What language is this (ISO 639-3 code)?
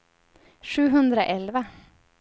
swe